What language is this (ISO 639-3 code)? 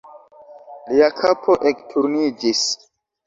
epo